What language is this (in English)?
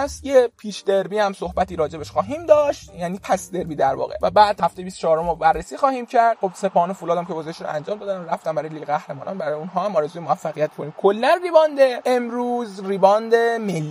Persian